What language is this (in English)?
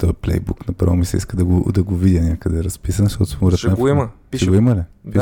Bulgarian